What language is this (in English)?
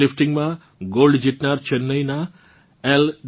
Gujarati